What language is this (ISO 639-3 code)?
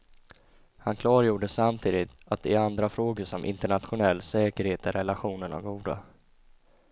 swe